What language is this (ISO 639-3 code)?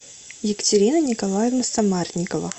rus